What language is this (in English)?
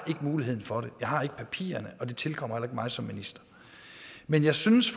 Danish